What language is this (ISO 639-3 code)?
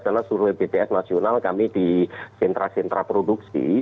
ind